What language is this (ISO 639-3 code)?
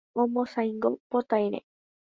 grn